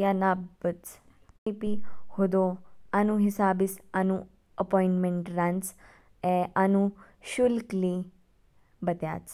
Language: Kinnauri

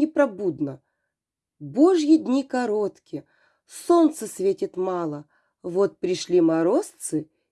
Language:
Russian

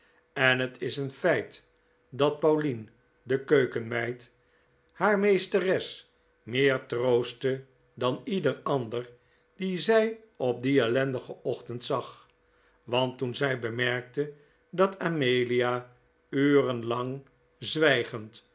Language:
Dutch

